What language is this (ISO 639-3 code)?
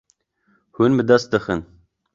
kur